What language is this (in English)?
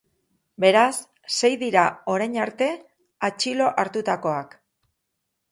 Basque